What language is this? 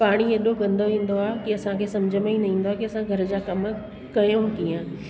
Sindhi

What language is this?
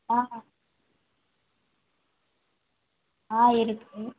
Tamil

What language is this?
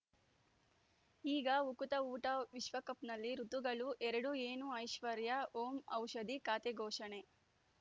Kannada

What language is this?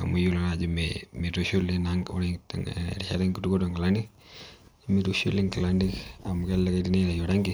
Masai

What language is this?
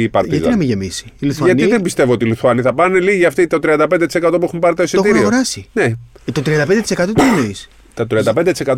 Greek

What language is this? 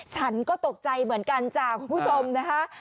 Thai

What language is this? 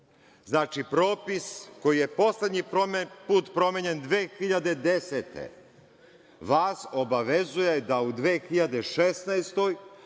Serbian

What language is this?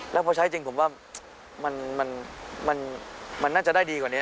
Thai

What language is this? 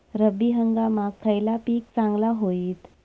Marathi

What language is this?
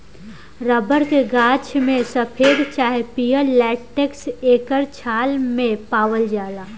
Bhojpuri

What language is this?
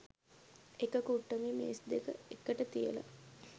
Sinhala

